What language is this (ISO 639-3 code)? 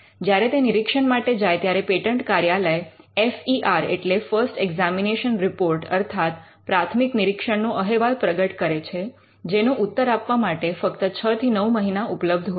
guj